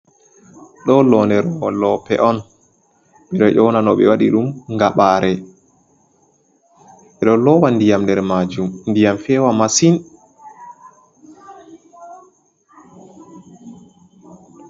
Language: Fula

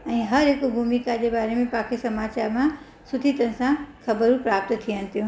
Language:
Sindhi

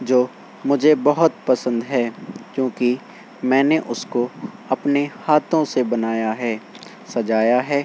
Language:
Urdu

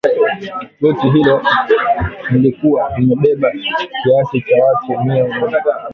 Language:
Swahili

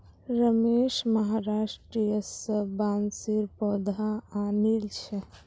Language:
Magahi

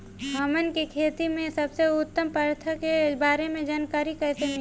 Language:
Bhojpuri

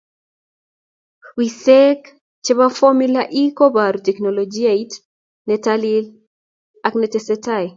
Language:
Kalenjin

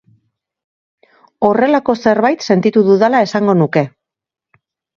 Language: Basque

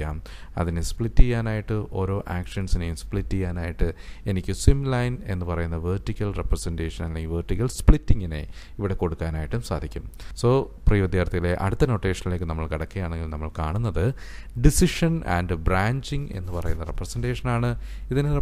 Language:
Indonesian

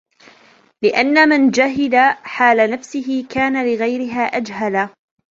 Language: Arabic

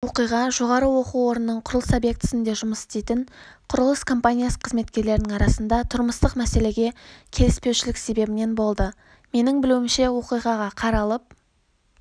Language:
Kazakh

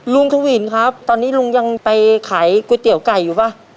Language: Thai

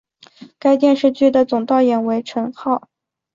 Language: Chinese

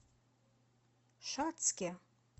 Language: Russian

